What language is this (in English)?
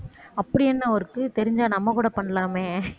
Tamil